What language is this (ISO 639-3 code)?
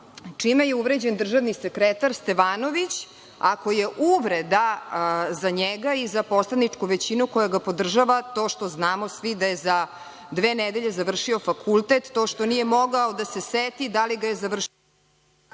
srp